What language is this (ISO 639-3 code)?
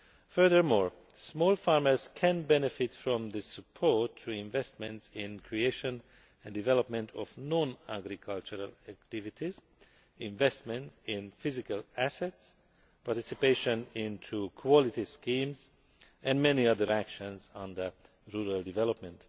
eng